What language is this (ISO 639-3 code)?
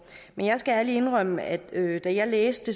dan